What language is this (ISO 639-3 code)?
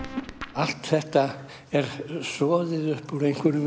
isl